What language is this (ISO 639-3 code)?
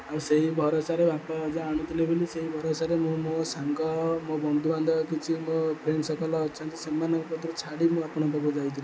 ori